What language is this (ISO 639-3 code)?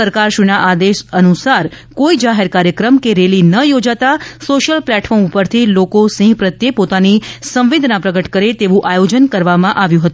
guj